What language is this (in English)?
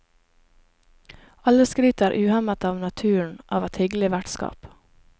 Norwegian